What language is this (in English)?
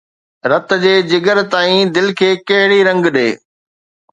Sindhi